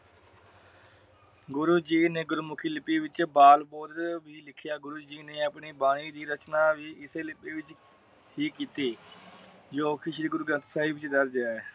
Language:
Punjabi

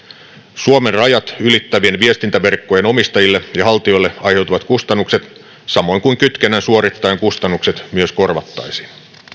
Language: Finnish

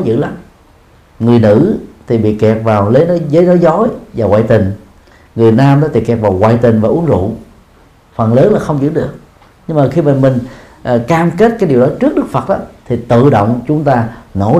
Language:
Vietnamese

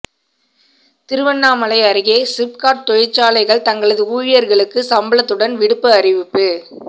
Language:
Tamil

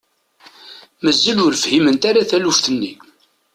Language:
Kabyle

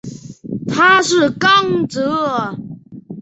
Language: Chinese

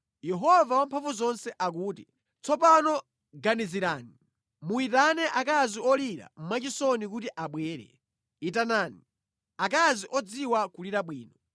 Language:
Nyanja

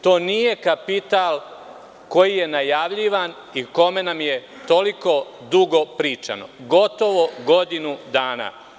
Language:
Serbian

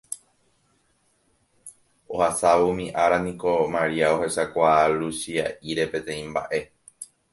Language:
Guarani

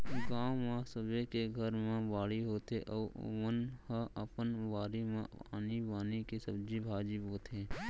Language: Chhattisgarhi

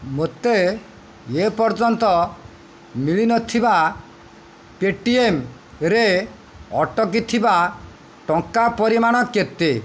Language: Odia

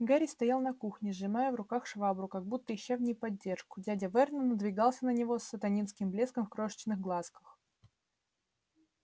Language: Russian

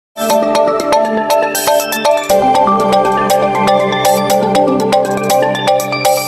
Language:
Indonesian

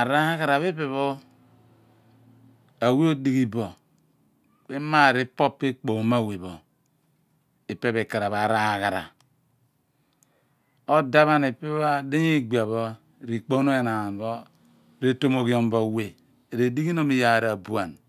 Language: Abua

